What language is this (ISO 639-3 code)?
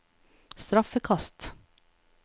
nor